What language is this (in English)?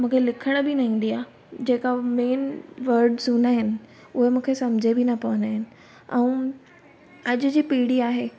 Sindhi